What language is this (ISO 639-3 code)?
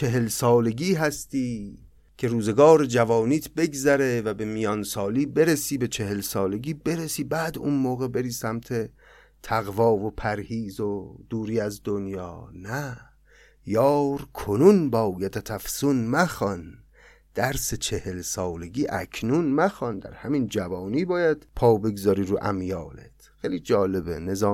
fas